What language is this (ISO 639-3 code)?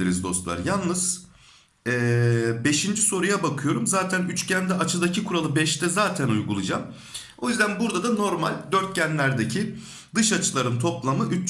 tur